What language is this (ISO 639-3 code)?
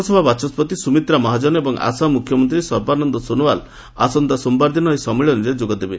ori